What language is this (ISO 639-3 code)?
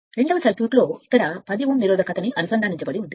tel